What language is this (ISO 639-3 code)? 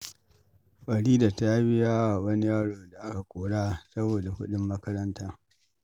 hau